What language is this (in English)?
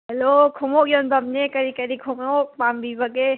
Manipuri